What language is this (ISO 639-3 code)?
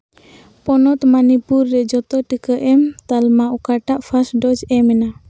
sat